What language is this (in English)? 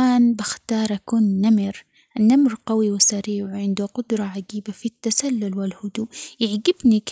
Omani Arabic